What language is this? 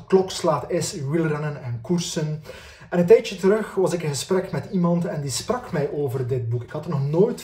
Dutch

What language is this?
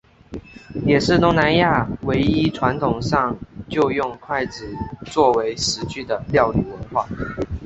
Chinese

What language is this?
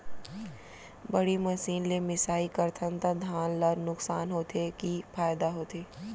Chhattisgarhi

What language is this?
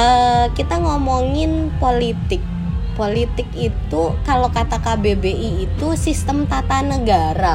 Indonesian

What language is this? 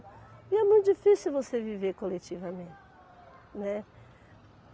Portuguese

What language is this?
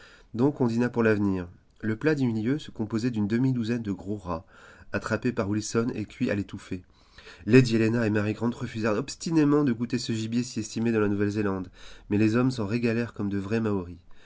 French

